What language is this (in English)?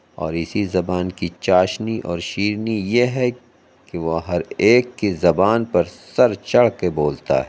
Urdu